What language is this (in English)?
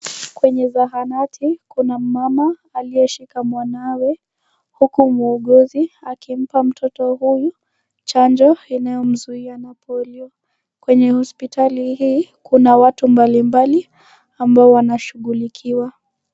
Swahili